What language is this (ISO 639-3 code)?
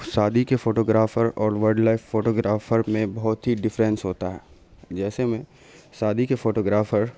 urd